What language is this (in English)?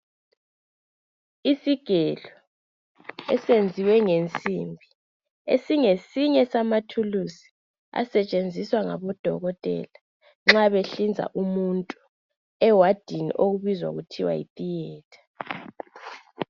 North Ndebele